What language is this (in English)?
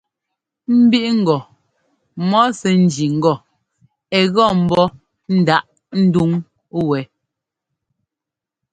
Ngomba